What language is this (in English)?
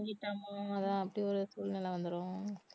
Tamil